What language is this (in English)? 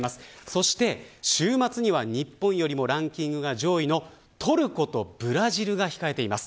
Japanese